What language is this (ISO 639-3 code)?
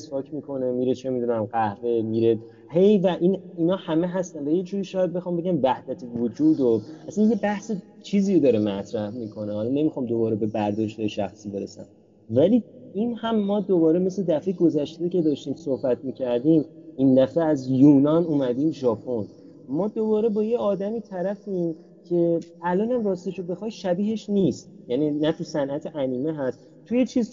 fas